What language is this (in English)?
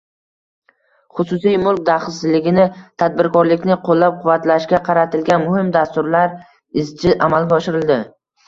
Uzbek